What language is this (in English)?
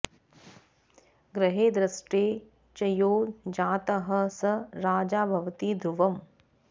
Sanskrit